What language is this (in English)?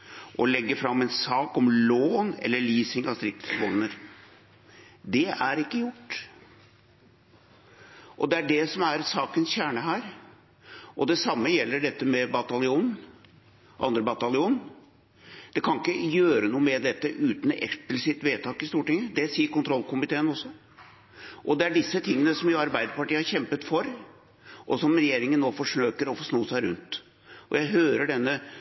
Norwegian Bokmål